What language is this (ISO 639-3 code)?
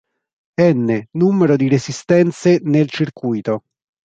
ita